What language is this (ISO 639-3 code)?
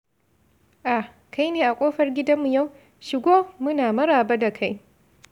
hau